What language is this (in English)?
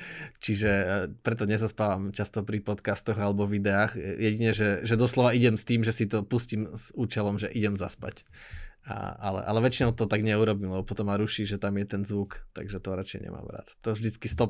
Slovak